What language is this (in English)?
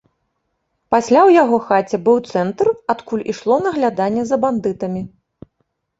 Belarusian